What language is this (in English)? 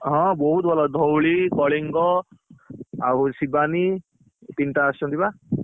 Odia